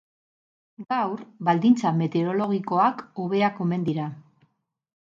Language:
Basque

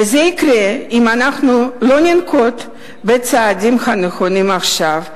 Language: Hebrew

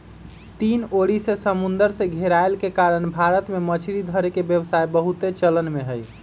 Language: Magahi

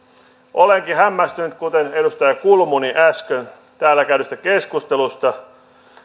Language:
Finnish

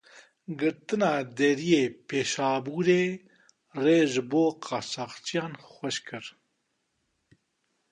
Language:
Kurdish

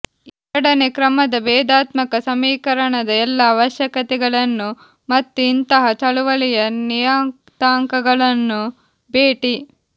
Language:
Kannada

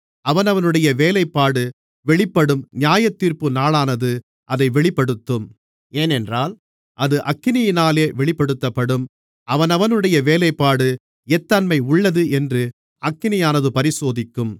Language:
Tamil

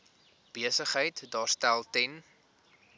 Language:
Afrikaans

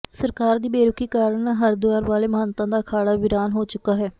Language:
Punjabi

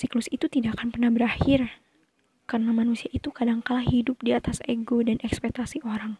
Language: Indonesian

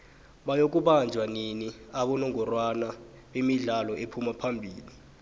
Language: South Ndebele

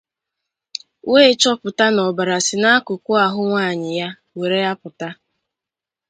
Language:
Igbo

